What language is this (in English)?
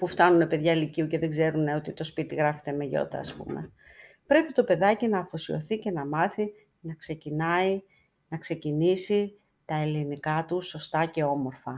Greek